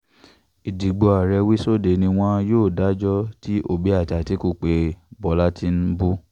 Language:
Yoruba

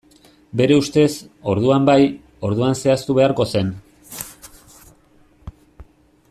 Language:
Basque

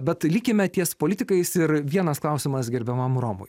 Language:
Lithuanian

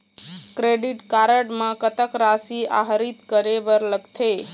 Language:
Chhattisgarhi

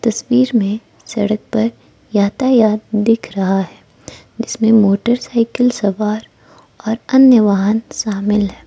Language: Hindi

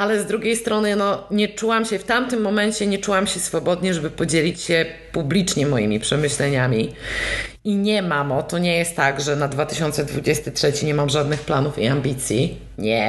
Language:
Polish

